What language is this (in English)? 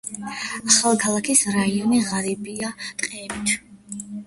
Georgian